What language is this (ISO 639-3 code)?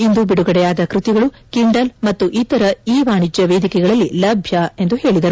kan